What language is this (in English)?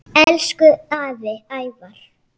Icelandic